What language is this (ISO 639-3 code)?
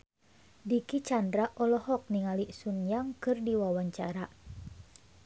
sun